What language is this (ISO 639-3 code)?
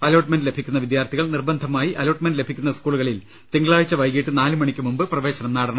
mal